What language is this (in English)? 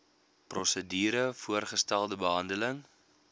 Afrikaans